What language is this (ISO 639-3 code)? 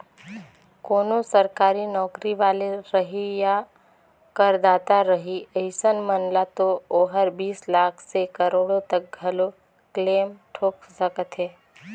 hne